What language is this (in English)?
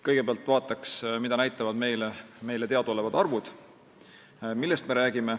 Estonian